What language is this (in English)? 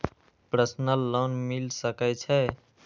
Maithili